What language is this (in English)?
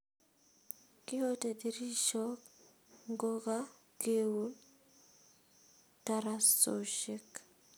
Kalenjin